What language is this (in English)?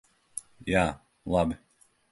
Latvian